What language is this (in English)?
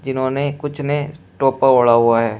Hindi